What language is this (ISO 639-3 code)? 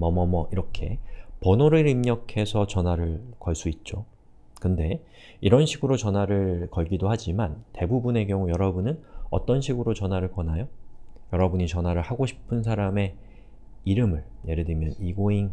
kor